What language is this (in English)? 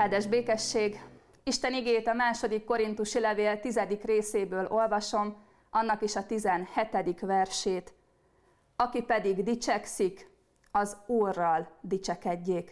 Hungarian